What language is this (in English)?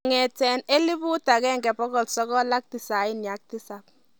Kalenjin